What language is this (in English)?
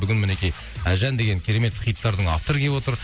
Kazakh